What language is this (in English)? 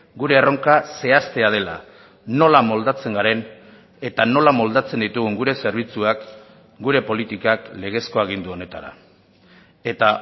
Basque